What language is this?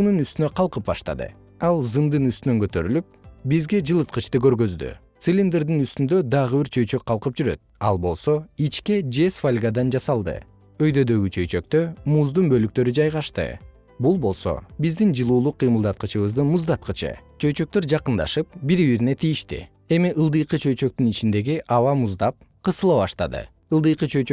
Kyrgyz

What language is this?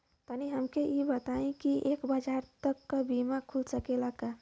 Bhojpuri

